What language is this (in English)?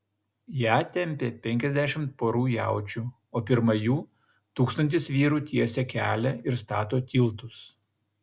Lithuanian